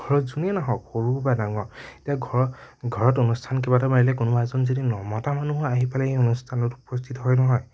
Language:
Assamese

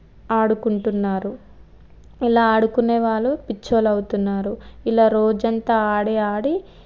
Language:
Telugu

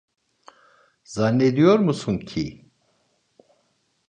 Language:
Turkish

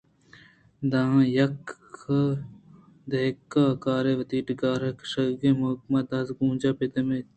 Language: Eastern Balochi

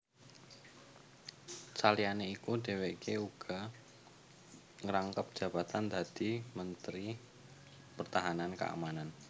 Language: Javanese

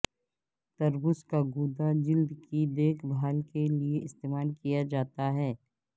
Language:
Urdu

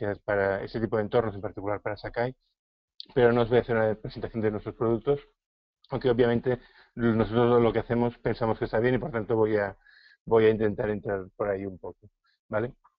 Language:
Spanish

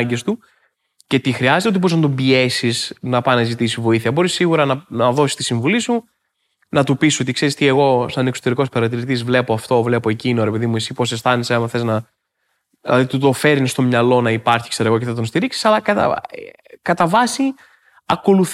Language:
Greek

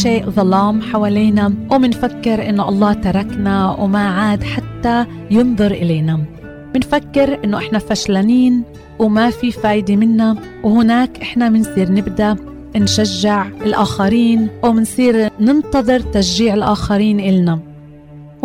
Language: Arabic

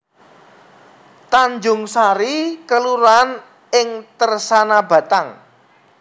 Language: Javanese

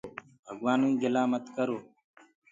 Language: Gurgula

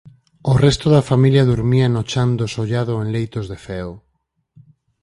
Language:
Galician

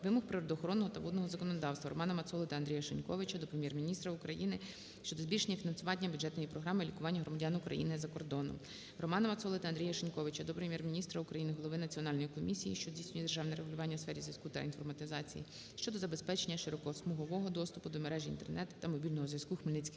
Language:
Ukrainian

